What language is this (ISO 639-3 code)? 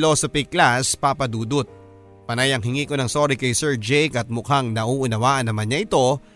fil